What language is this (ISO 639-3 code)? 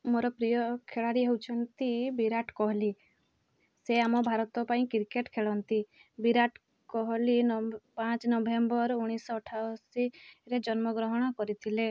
ori